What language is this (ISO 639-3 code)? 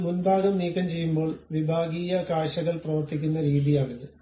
mal